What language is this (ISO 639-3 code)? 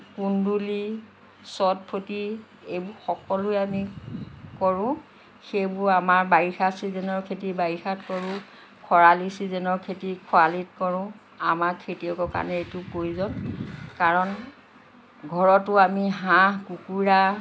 asm